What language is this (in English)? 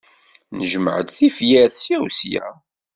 Kabyle